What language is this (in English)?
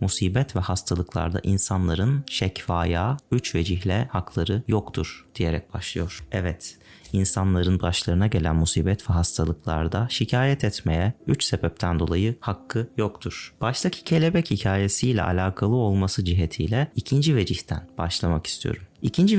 Turkish